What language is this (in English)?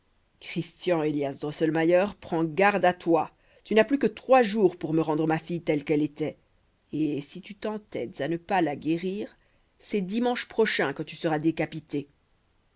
French